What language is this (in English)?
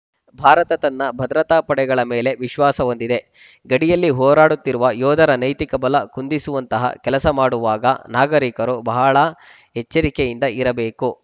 Kannada